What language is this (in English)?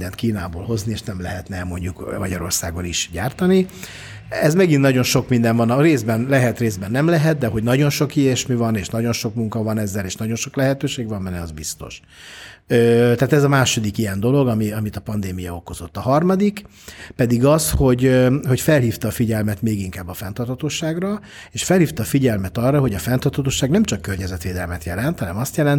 Hungarian